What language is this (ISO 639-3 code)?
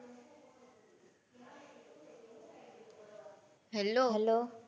guj